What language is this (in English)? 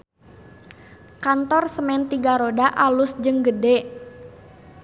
Sundanese